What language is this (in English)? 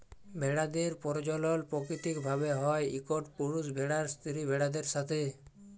Bangla